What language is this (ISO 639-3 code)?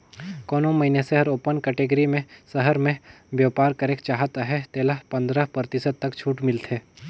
hne